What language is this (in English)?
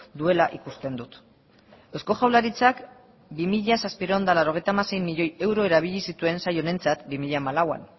Basque